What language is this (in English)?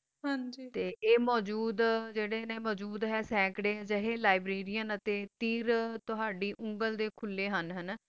Punjabi